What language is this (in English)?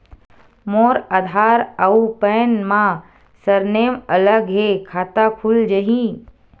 Chhattisgarhi